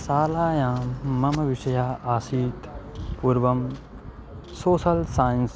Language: Sanskrit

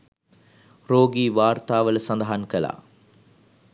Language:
Sinhala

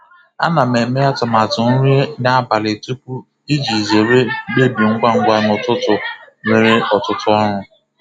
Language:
Igbo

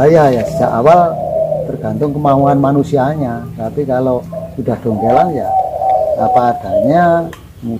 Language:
Indonesian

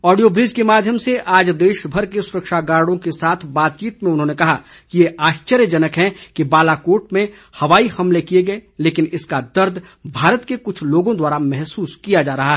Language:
Hindi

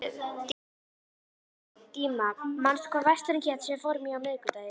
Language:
Icelandic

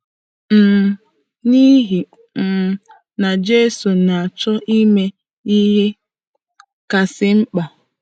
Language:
Igbo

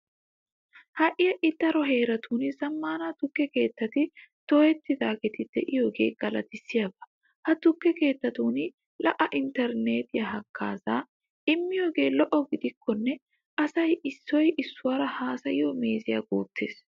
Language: Wolaytta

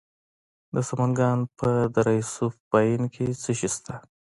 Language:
Pashto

